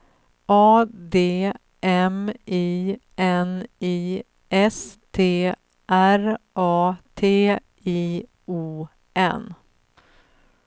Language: Swedish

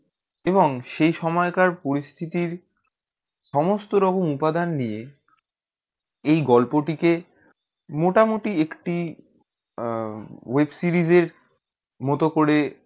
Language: Bangla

